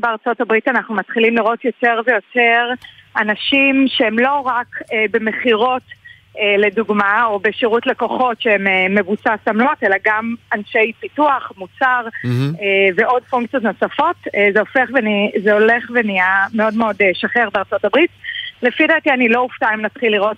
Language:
Hebrew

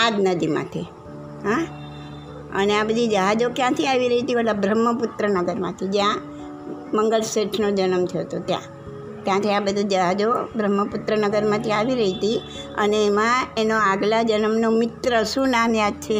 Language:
Gujarati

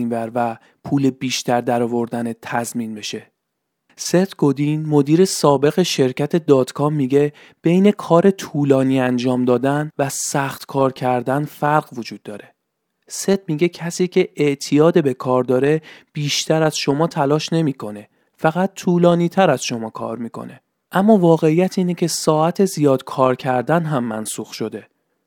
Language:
Persian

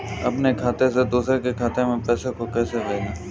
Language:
Hindi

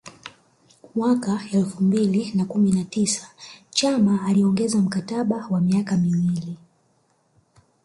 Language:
Swahili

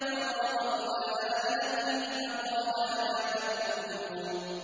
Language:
Arabic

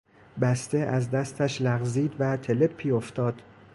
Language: Persian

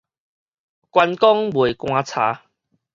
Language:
Min Nan Chinese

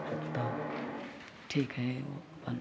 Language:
Maithili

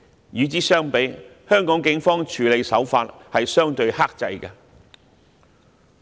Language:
Cantonese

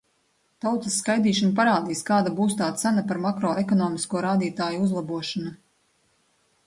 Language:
Latvian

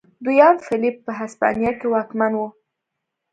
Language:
Pashto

